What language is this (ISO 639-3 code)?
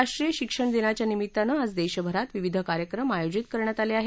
mar